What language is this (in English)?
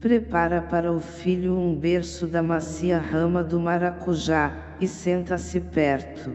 Portuguese